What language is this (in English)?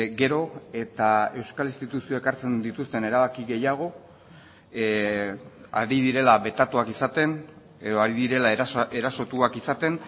Basque